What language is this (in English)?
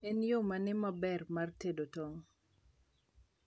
Luo (Kenya and Tanzania)